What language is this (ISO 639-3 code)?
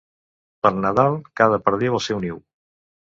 cat